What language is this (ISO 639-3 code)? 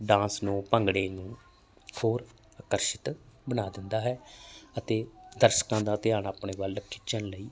pan